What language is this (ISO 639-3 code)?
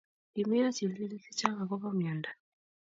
kln